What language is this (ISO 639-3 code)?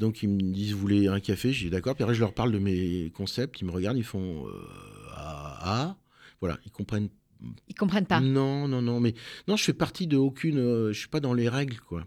fra